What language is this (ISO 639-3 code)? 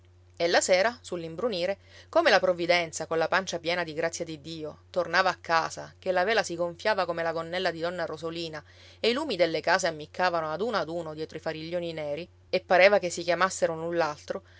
ita